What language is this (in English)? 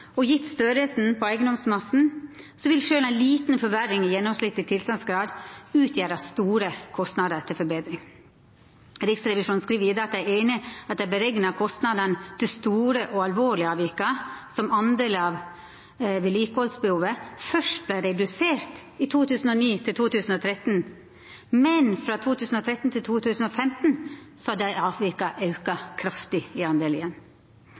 Norwegian Nynorsk